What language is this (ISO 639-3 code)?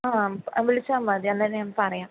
mal